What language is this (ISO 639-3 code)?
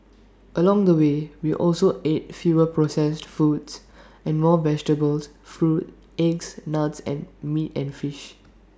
eng